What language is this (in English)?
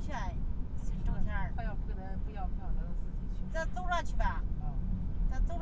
Chinese